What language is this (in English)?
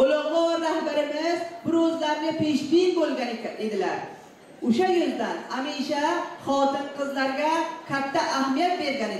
Turkish